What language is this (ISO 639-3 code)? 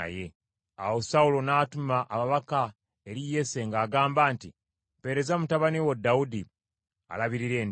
lug